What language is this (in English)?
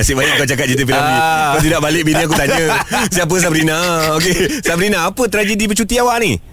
Malay